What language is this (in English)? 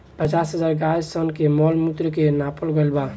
Bhojpuri